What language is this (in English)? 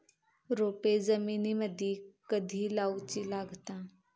Marathi